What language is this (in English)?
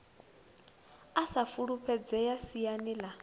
Venda